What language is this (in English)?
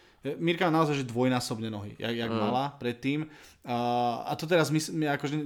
Slovak